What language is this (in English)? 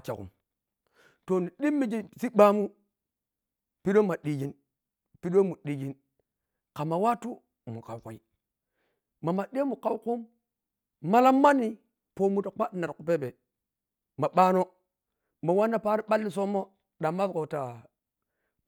Piya-Kwonci